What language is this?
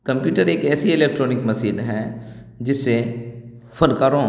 Urdu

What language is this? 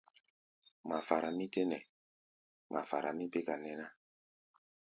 Gbaya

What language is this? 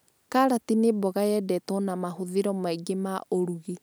Kikuyu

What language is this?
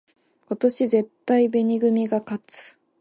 Japanese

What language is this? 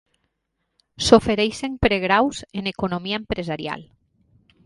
Catalan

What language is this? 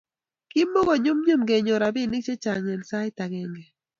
Kalenjin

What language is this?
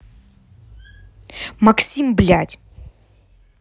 Russian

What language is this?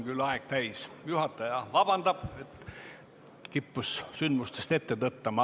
Estonian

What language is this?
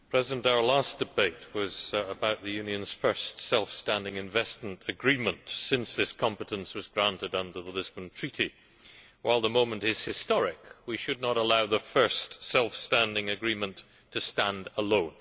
English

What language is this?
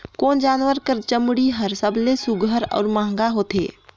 Chhattisgarhi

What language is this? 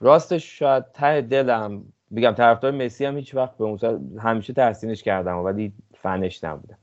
Persian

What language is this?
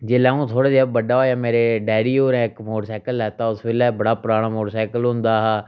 Dogri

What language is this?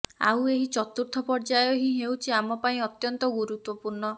Odia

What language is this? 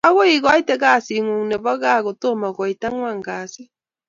Kalenjin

